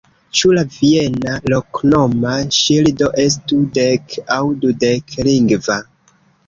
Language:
Esperanto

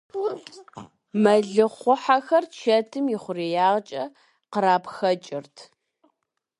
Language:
Kabardian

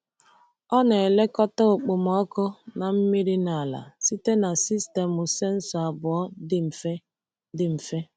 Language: Igbo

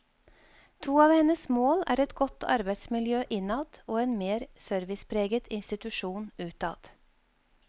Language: Norwegian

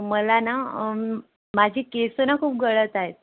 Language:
Marathi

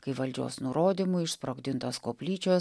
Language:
Lithuanian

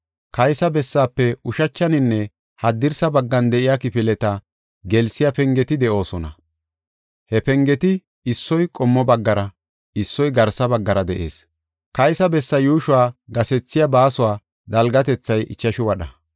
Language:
Gofa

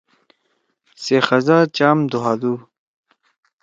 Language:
Torwali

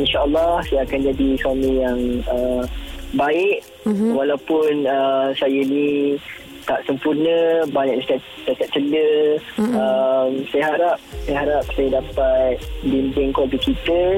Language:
Malay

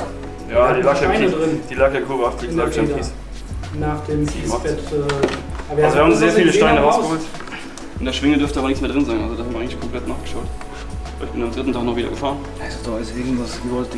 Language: German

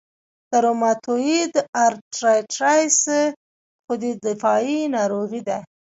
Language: Pashto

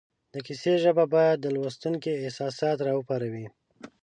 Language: Pashto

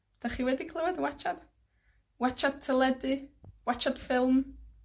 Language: Welsh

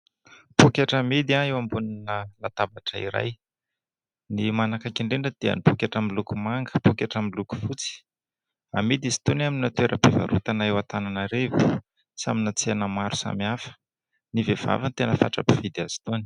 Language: Malagasy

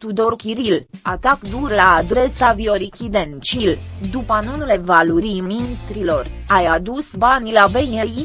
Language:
Romanian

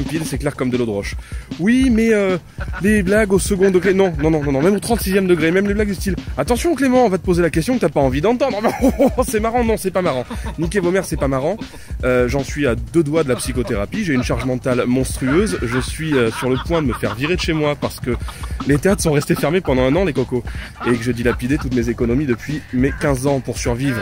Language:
French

